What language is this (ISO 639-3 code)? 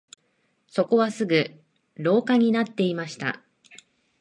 jpn